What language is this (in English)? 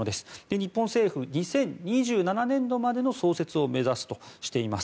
Japanese